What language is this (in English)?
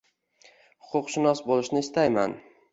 Uzbek